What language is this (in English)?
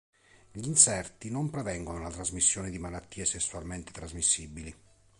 Italian